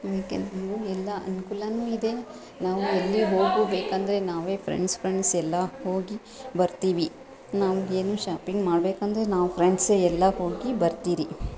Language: Kannada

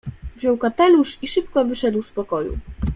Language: Polish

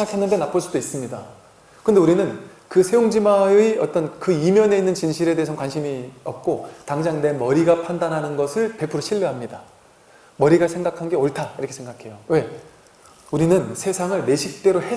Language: Korean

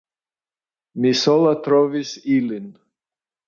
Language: Esperanto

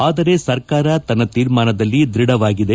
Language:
Kannada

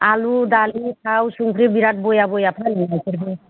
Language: Bodo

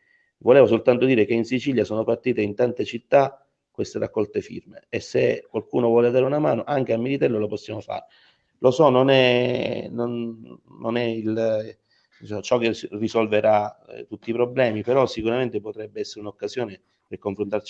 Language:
Italian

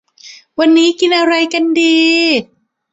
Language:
Thai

